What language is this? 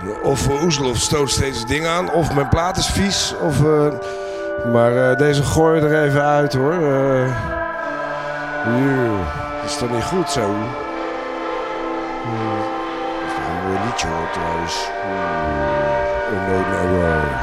Dutch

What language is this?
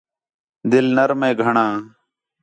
Khetrani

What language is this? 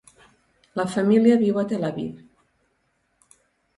Catalan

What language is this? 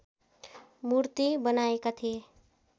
Nepali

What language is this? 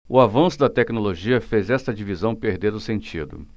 Portuguese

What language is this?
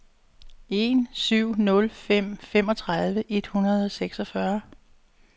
Danish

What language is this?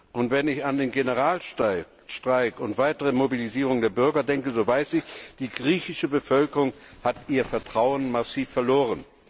German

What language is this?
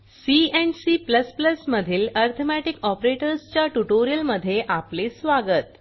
Marathi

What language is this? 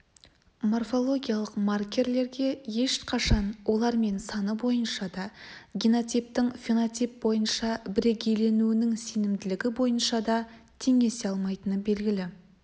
Kazakh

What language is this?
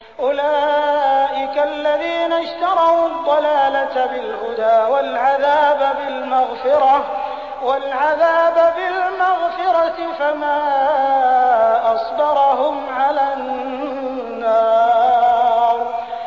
Arabic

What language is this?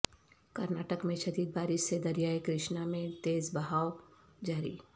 Urdu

